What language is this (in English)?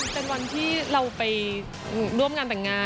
Thai